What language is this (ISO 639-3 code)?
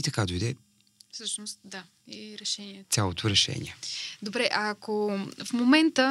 bul